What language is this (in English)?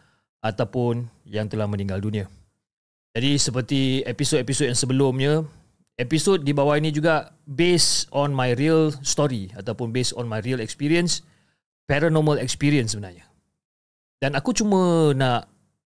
Malay